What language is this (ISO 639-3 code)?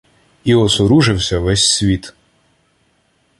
ukr